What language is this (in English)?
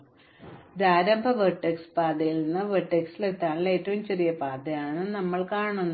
Malayalam